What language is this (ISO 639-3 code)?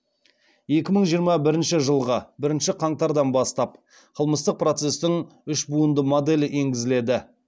kaz